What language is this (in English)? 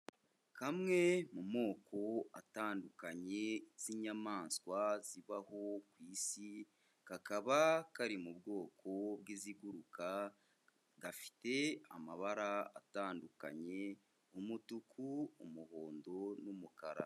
Kinyarwanda